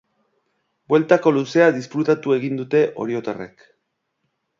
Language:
Basque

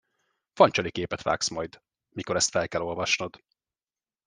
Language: Hungarian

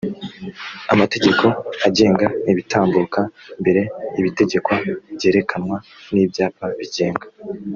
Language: Kinyarwanda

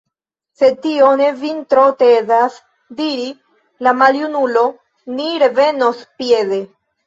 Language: Esperanto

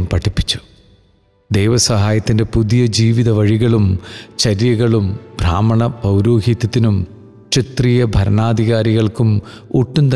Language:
Malayalam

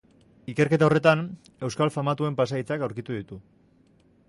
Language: Basque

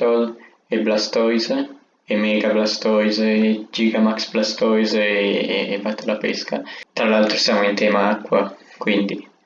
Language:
Italian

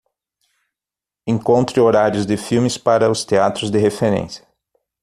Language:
Portuguese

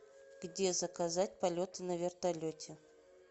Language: Russian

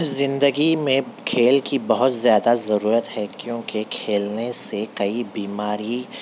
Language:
Urdu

